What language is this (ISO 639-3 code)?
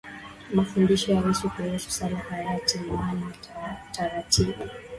swa